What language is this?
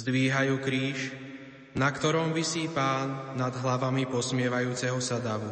Slovak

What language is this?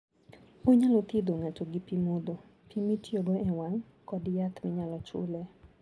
Luo (Kenya and Tanzania)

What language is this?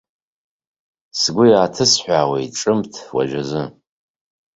Abkhazian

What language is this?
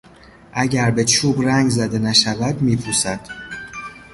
Persian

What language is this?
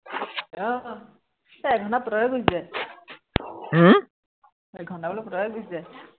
Assamese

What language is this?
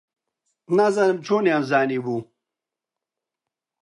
Central Kurdish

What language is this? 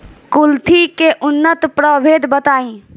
Bhojpuri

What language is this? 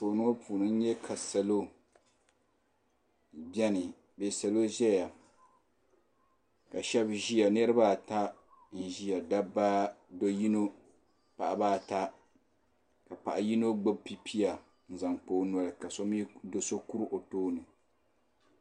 Dagbani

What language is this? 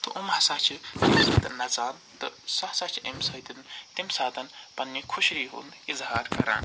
Kashmiri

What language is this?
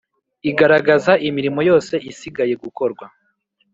Kinyarwanda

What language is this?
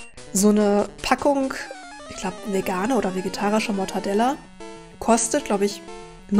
German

